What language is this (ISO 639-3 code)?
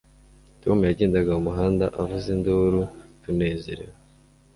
kin